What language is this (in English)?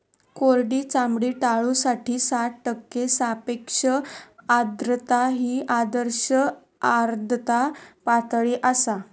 Marathi